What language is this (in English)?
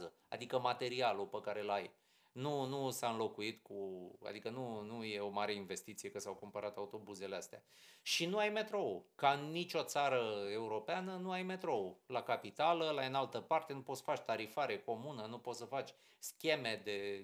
Romanian